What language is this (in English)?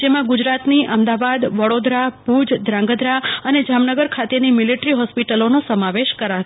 Gujarati